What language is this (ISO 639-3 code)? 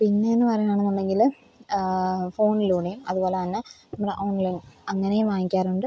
mal